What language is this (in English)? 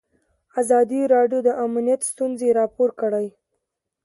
Pashto